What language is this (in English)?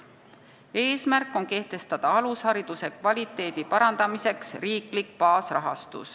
Estonian